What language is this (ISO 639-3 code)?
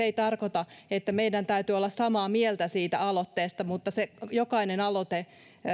fin